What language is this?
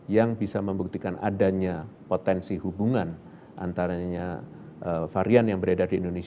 Indonesian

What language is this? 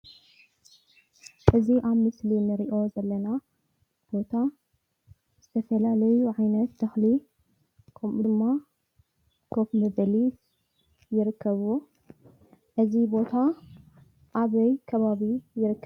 Tigrinya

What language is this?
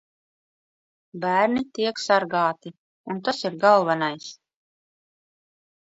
Latvian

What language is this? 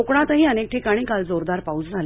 Marathi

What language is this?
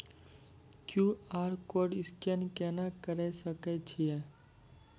Maithili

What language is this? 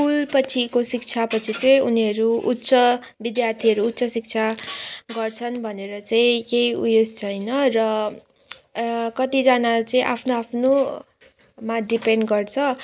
Nepali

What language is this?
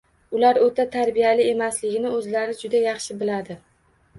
Uzbek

